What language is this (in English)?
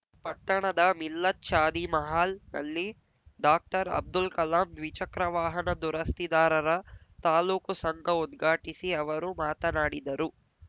Kannada